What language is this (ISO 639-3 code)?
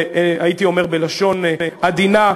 heb